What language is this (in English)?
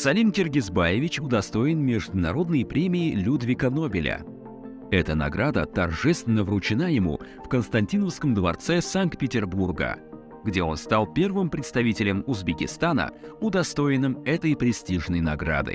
Russian